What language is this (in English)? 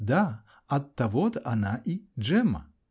Russian